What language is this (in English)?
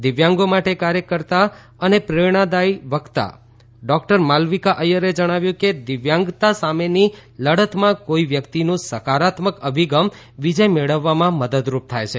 Gujarati